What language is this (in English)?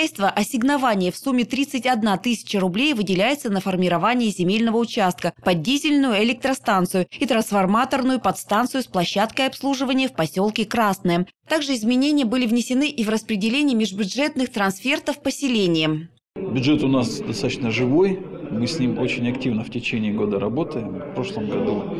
Russian